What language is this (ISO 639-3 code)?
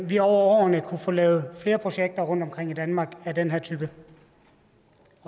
dan